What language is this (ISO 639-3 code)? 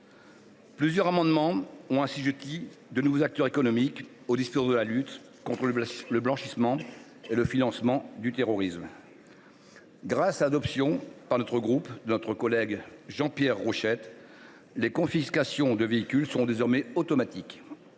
fra